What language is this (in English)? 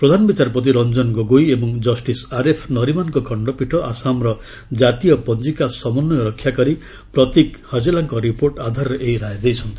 Odia